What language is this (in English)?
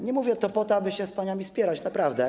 Polish